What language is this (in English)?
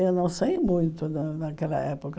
Portuguese